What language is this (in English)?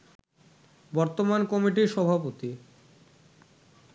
Bangla